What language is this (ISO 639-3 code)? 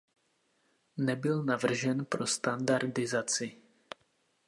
ces